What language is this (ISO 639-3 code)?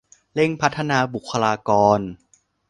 tha